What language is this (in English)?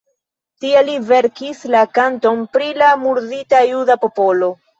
Esperanto